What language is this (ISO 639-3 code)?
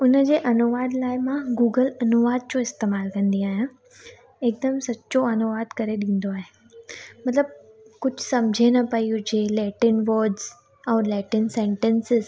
snd